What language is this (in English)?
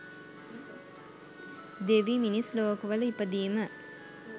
Sinhala